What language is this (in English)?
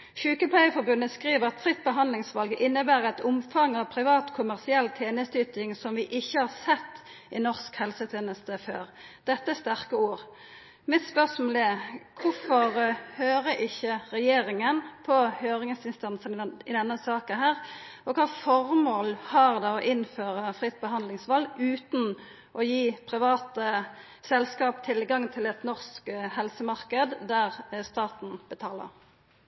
Norwegian Nynorsk